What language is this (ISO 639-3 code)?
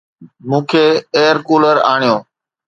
snd